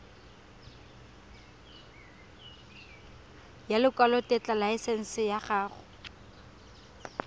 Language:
Tswana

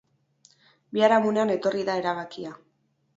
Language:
Basque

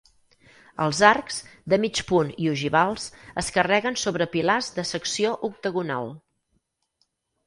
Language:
Catalan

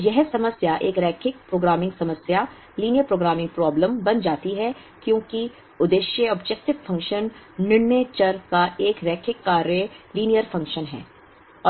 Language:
Hindi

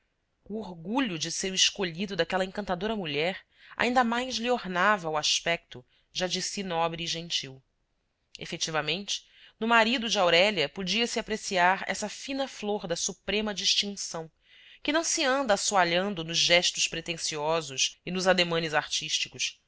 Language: Portuguese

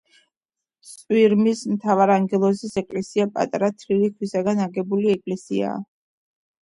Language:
Georgian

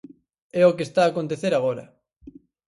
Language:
Galician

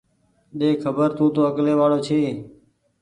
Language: Goaria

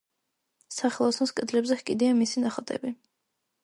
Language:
Georgian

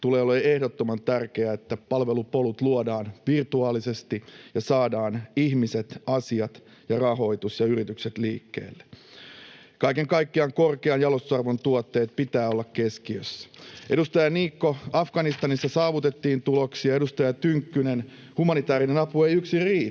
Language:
Finnish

